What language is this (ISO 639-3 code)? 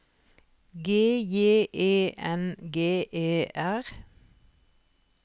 nor